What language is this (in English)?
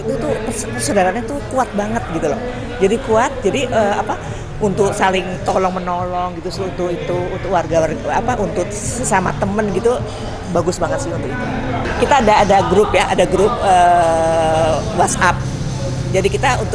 Indonesian